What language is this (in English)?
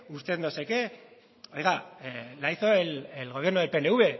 Spanish